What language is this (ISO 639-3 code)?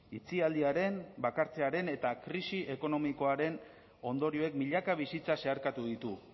eus